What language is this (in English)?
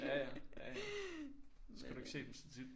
Danish